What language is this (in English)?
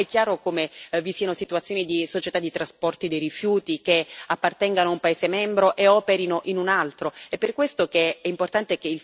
Italian